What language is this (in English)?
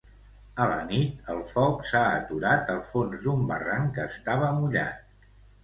Catalan